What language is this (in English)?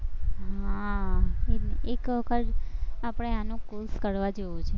Gujarati